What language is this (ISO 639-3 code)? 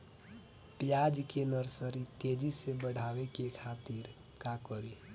bho